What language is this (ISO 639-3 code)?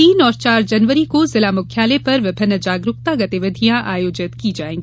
hin